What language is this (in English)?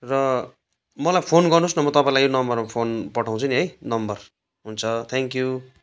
Nepali